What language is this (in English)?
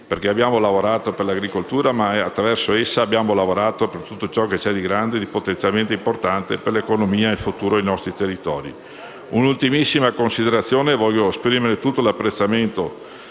Italian